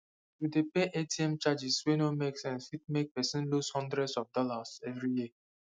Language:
Nigerian Pidgin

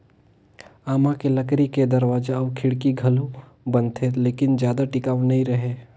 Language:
Chhattisgarhi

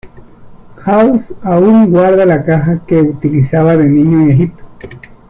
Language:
Spanish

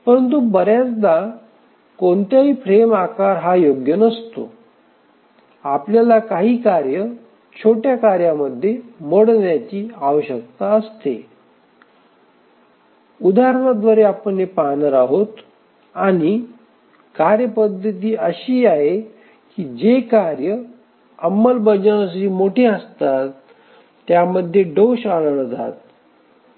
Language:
Marathi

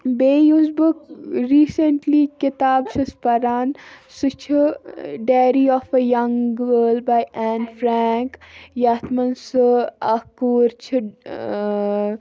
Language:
Kashmiri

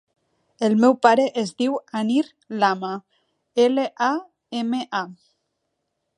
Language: Catalan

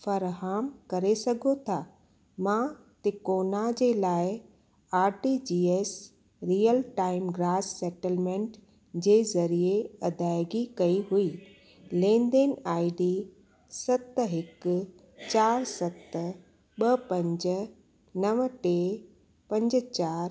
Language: Sindhi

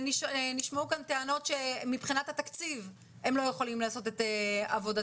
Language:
Hebrew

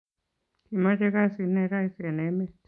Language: Kalenjin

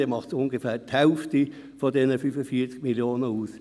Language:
Swiss German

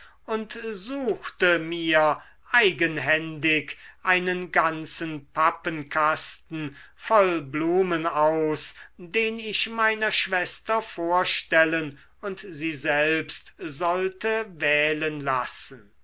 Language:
German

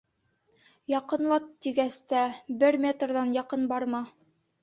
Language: Bashkir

